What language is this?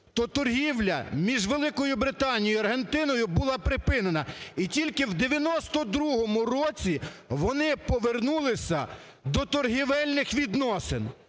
Ukrainian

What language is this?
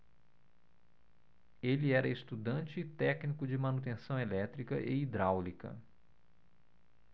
Portuguese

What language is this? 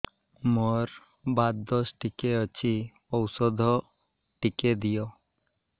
Odia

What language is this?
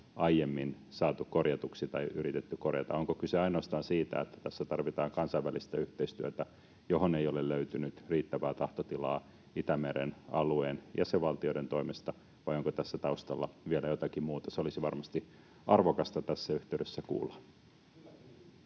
Finnish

